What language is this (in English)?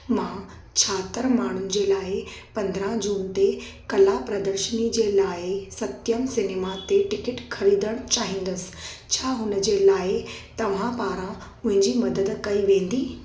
Sindhi